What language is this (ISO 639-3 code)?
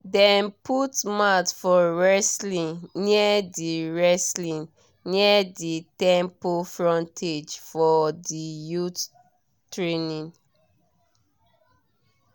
pcm